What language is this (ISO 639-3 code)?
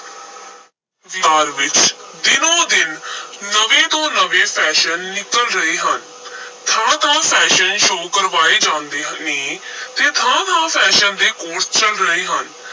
pan